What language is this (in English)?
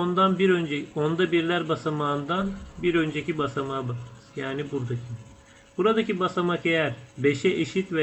Turkish